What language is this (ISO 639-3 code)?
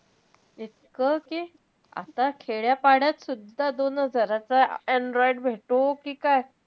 mar